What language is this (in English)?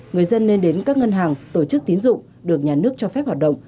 Vietnamese